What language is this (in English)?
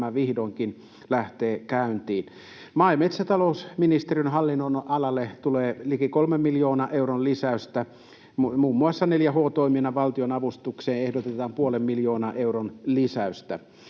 Finnish